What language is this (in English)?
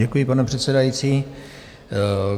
Czech